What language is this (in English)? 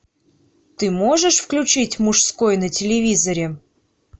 Russian